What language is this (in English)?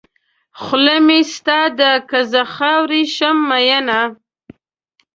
Pashto